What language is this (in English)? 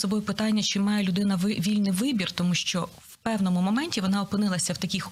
Ukrainian